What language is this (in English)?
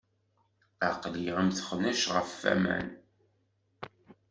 Kabyle